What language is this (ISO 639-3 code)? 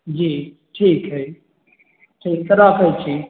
mai